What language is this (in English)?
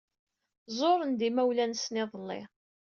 Kabyle